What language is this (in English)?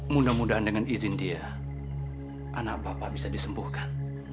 Indonesian